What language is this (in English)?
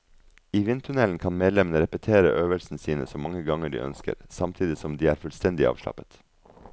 Norwegian